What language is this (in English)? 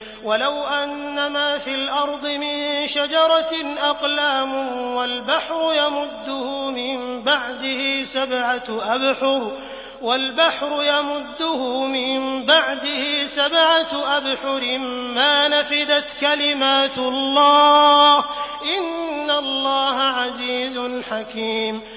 Arabic